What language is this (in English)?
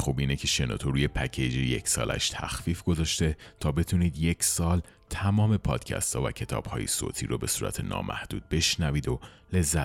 Persian